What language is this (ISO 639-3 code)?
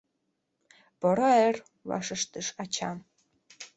chm